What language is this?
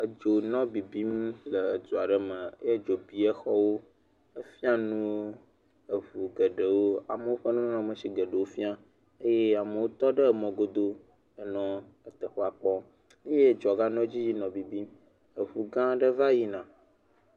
Ewe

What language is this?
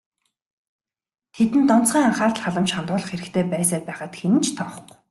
Mongolian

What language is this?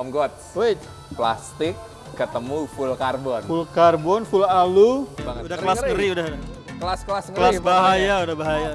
Indonesian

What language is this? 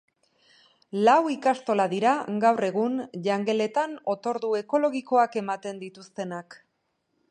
Basque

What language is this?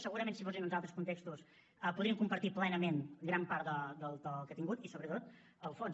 Catalan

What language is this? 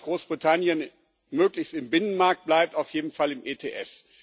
German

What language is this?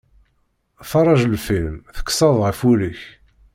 Kabyle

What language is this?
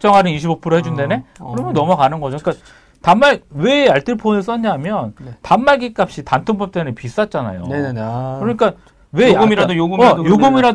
Korean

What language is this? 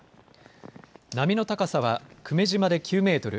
Japanese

